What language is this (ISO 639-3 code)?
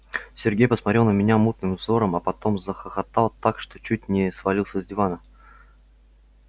rus